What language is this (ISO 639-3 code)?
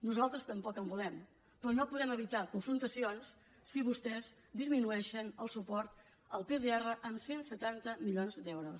cat